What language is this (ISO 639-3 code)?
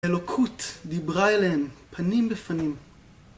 heb